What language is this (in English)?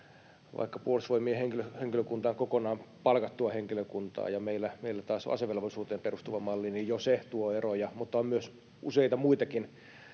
Finnish